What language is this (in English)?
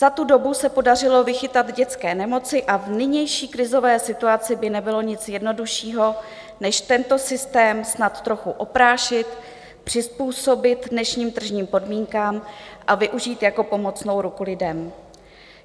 Czech